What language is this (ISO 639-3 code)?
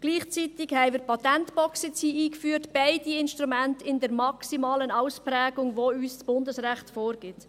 gsw